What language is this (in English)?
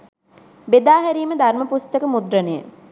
Sinhala